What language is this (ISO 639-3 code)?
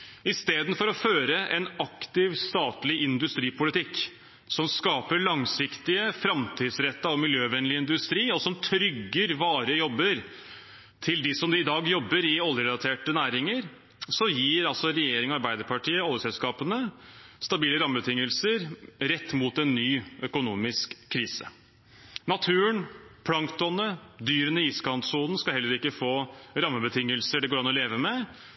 nob